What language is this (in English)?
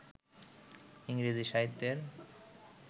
Bangla